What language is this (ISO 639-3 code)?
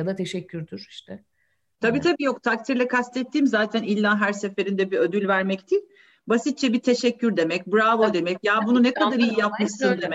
tur